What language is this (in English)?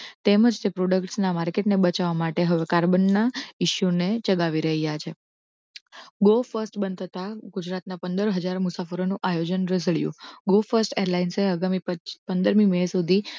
Gujarati